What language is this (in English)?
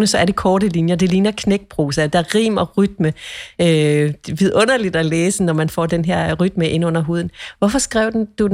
Danish